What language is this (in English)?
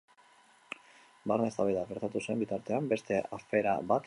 Basque